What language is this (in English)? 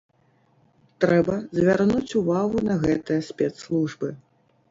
Belarusian